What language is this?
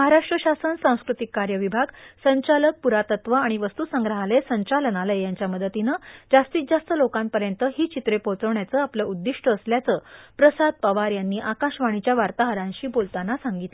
Marathi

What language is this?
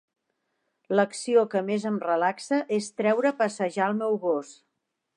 Catalan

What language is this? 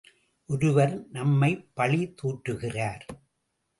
Tamil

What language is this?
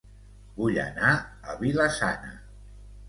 Catalan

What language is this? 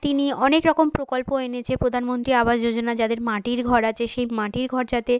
Bangla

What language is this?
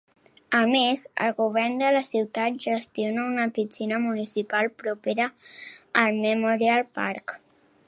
Catalan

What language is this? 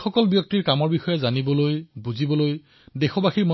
Assamese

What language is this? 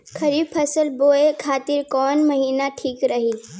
Bhojpuri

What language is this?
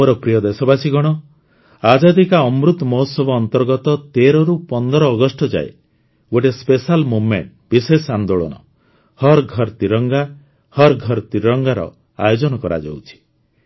Odia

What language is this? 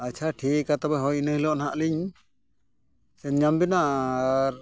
Santali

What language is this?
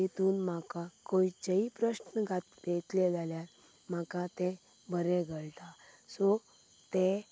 Konkani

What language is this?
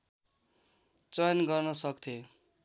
Nepali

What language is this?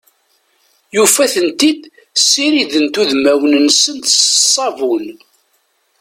Kabyle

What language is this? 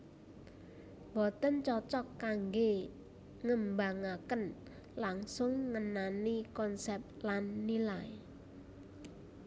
Javanese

